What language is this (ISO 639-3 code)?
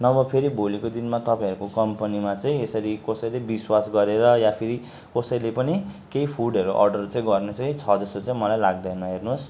nep